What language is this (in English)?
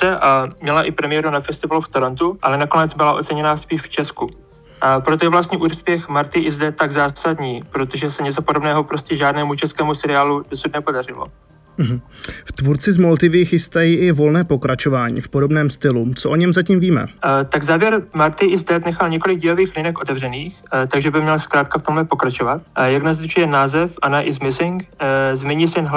Czech